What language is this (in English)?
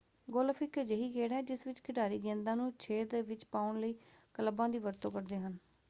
Punjabi